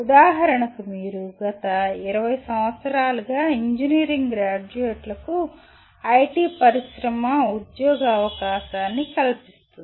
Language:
Telugu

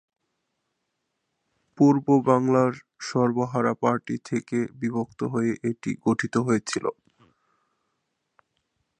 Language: Bangla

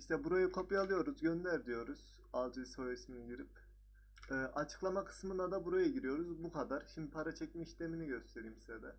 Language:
Turkish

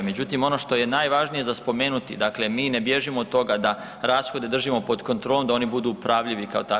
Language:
Croatian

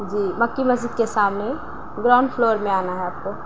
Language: Urdu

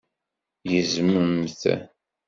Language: Kabyle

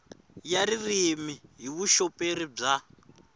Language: Tsonga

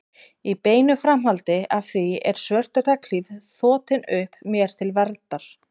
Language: Icelandic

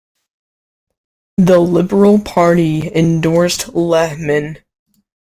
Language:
English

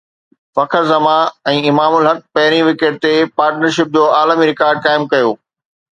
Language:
Sindhi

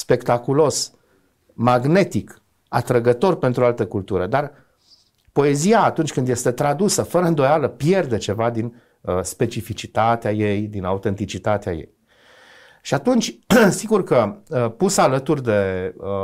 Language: Romanian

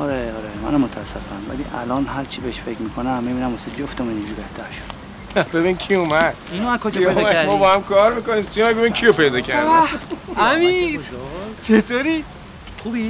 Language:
Persian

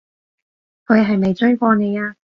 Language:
Cantonese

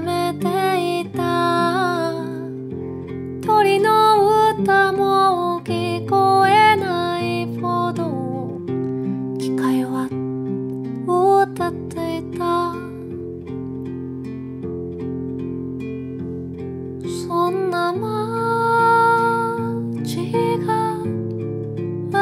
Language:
Korean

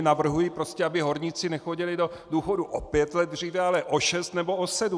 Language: Czech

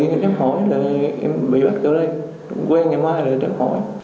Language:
Vietnamese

